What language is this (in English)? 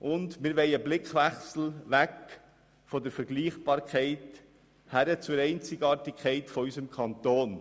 Swiss German